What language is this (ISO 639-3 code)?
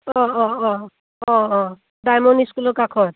asm